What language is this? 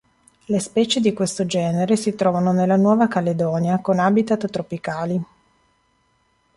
Italian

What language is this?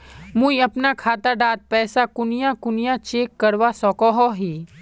Magahi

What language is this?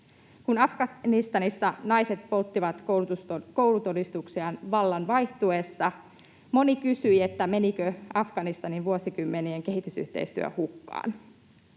Finnish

